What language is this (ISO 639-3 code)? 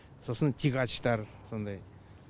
kaz